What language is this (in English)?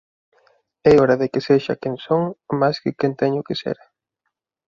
Galician